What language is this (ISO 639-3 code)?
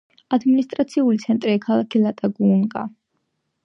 kat